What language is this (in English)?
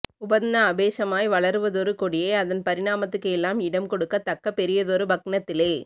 Tamil